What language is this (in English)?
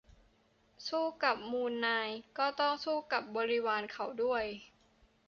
Thai